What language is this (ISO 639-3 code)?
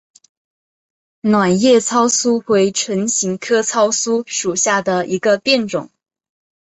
zho